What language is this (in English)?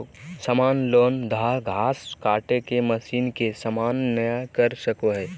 Magahi